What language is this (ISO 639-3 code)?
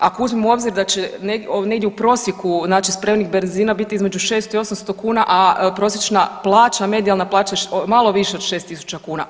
hrv